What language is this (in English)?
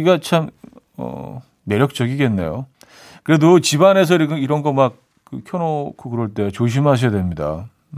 Korean